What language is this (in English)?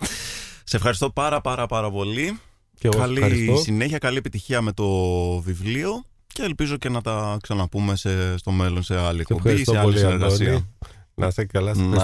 Greek